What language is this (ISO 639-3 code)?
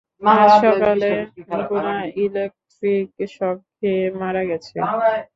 ben